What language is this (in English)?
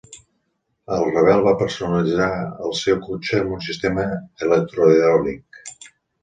Catalan